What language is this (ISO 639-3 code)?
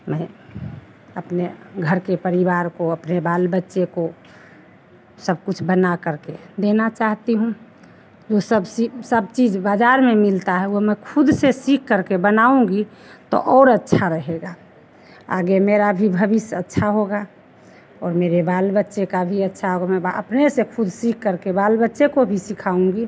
hin